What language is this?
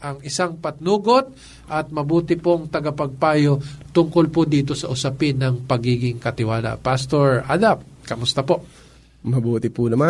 Filipino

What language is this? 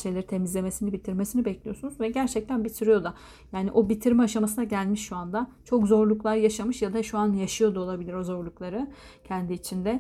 Turkish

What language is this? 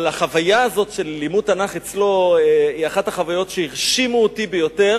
Hebrew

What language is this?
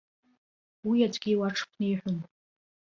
Abkhazian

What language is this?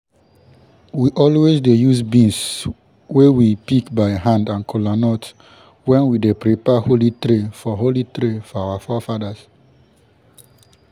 Nigerian Pidgin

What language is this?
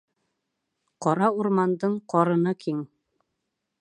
Bashkir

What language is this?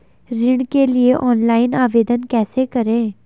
Hindi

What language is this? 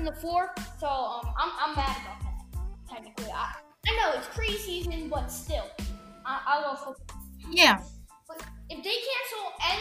English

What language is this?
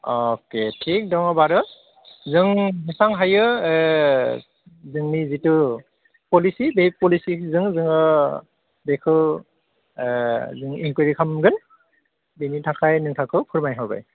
Bodo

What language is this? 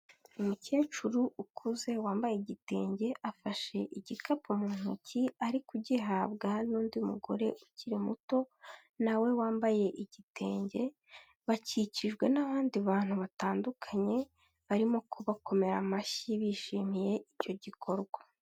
Kinyarwanda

